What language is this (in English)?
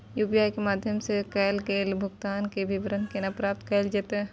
Maithili